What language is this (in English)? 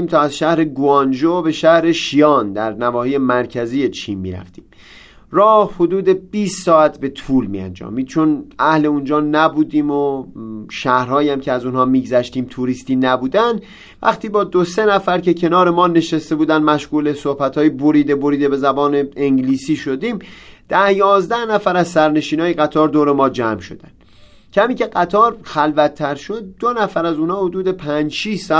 Persian